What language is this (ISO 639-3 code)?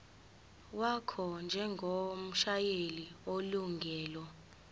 zul